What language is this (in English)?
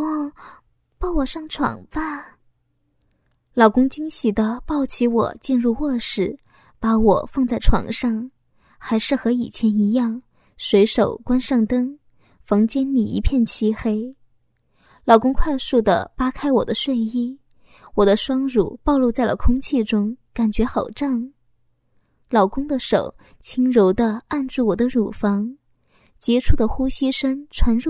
Chinese